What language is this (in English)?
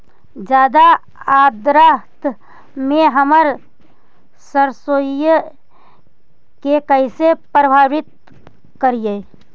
Magahi